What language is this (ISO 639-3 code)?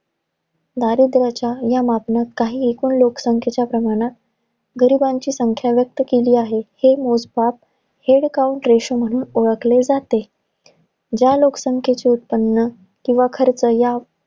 mar